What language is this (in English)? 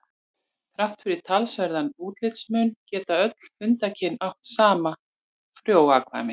Icelandic